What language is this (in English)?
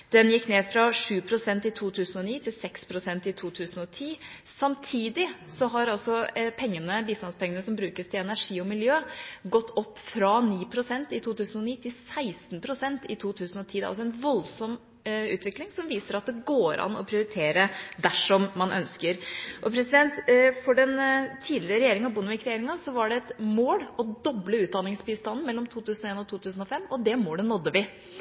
Norwegian Bokmål